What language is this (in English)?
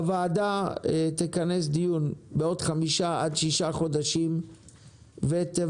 Hebrew